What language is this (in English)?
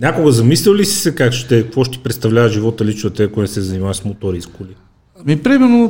Bulgarian